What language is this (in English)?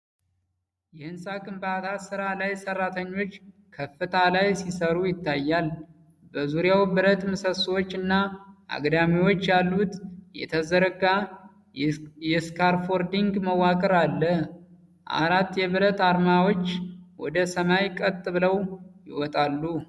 Amharic